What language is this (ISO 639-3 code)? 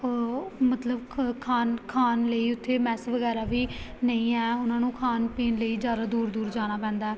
pan